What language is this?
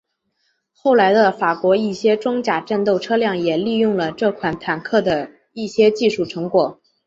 Chinese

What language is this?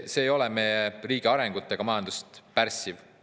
Estonian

